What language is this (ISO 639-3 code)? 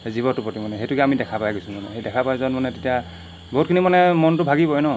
asm